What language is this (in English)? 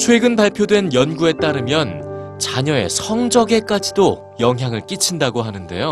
Korean